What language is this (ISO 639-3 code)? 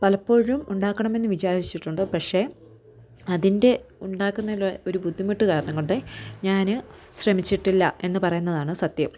mal